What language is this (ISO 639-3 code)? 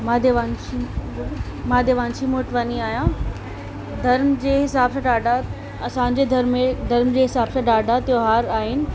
snd